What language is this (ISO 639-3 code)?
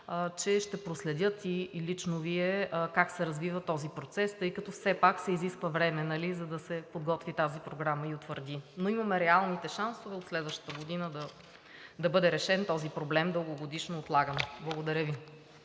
bul